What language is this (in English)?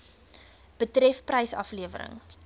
Afrikaans